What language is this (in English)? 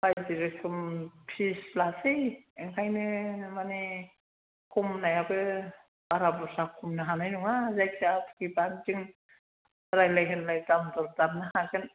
Bodo